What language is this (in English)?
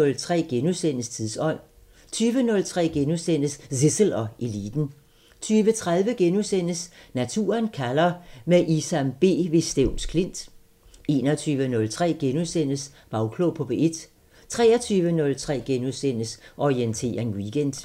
Danish